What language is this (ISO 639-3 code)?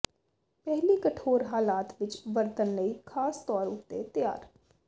pan